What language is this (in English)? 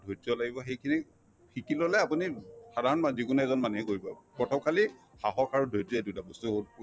Assamese